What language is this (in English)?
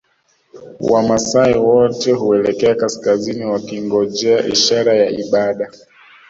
Swahili